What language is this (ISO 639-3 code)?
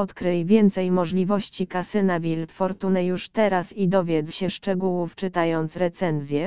pol